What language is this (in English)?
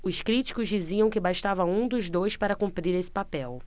Portuguese